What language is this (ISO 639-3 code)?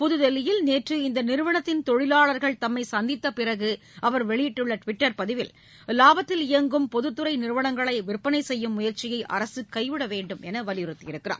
tam